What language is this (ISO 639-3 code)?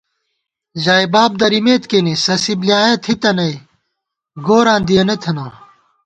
gwt